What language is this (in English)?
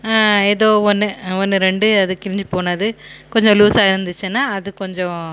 Tamil